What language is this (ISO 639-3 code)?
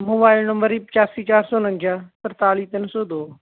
pan